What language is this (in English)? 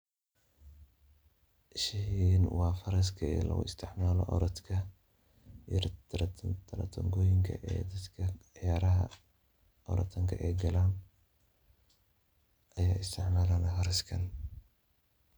Somali